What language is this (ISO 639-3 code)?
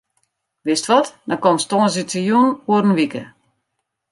fry